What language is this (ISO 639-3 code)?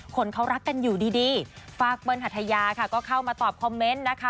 tha